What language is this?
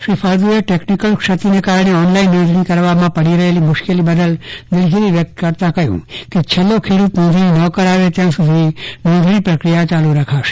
Gujarati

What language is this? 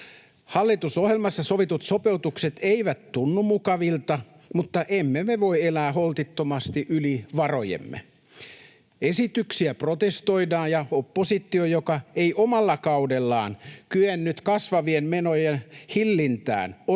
Finnish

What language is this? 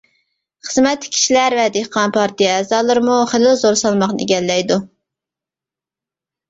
Uyghur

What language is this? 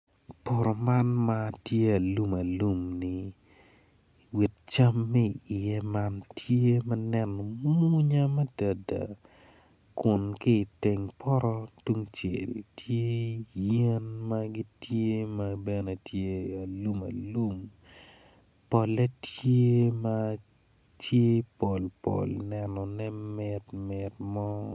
Acoli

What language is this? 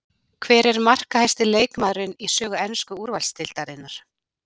Icelandic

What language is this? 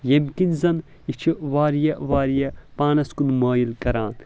Kashmiri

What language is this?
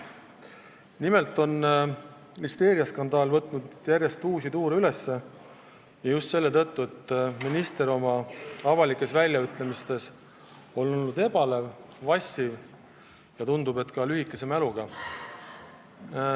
Estonian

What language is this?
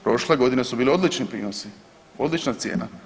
Croatian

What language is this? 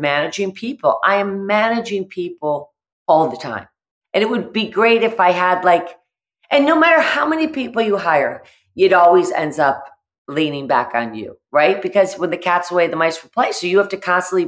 English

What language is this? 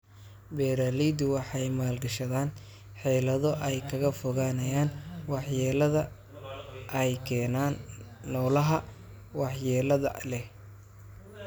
Somali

